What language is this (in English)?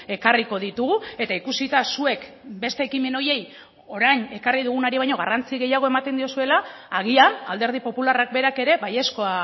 Basque